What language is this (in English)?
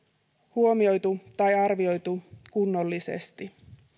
Finnish